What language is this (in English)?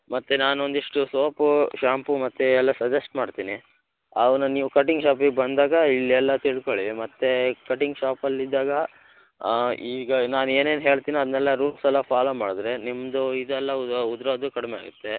Kannada